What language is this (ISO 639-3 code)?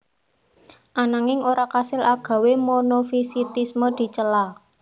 jav